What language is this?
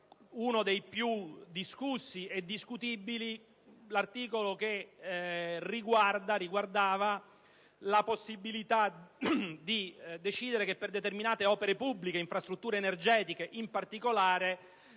Italian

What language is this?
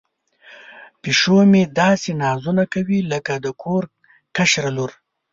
Pashto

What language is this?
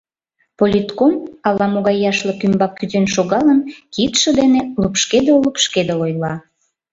Mari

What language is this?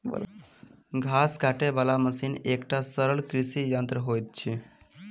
Maithili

